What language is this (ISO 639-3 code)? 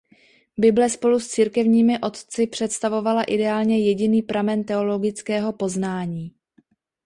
ces